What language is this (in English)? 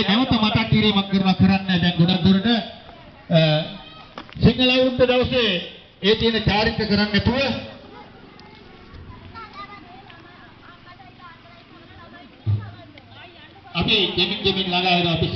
Sinhala